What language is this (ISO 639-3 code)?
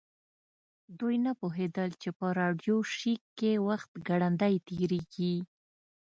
pus